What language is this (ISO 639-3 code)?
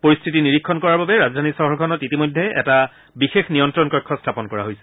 asm